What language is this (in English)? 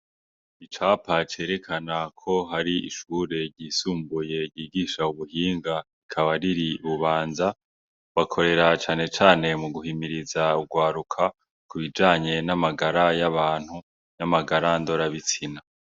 Rundi